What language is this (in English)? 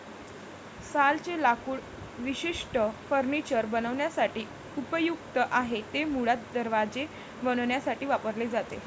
Marathi